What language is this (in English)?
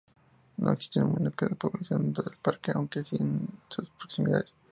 Spanish